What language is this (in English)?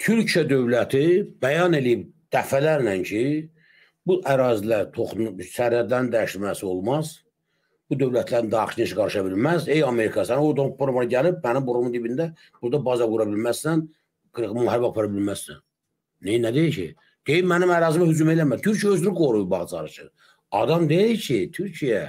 Turkish